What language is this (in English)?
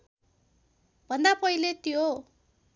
Nepali